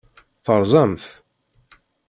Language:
Kabyle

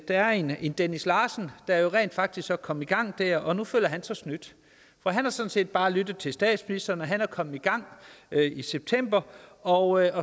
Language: Danish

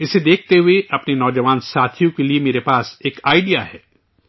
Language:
Urdu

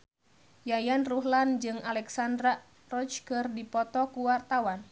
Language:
Sundanese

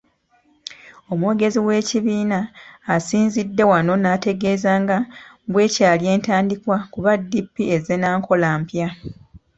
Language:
Ganda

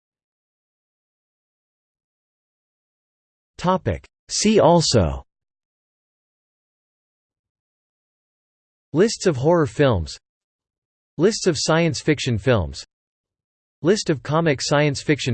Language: English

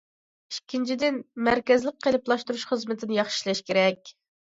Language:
Uyghur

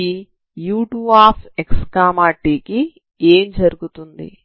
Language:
Telugu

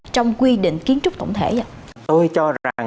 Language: Vietnamese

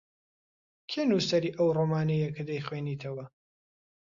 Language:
Central Kurdish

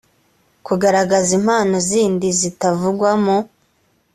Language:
Kinyarwanda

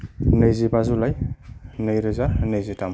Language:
Bodo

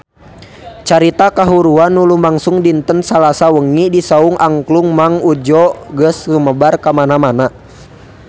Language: Sundanese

